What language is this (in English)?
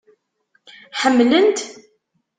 Kabyle